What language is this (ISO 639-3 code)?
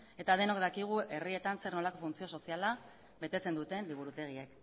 eus